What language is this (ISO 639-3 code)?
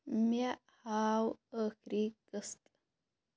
kas